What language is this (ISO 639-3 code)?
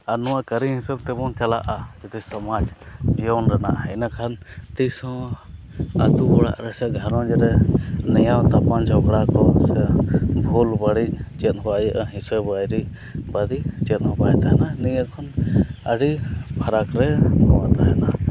sat